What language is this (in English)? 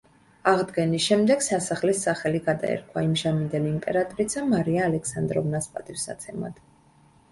Georgian